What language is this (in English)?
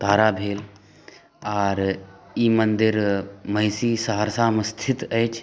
Maithili